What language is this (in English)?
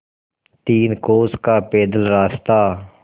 Hindi